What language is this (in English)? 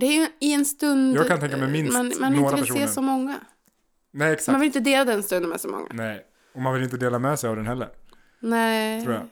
Swedish